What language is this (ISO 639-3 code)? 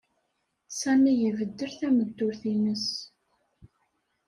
kab